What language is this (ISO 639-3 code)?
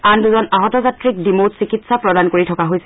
asm